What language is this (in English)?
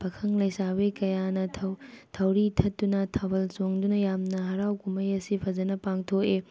Manipuri